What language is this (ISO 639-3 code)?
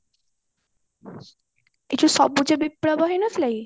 ori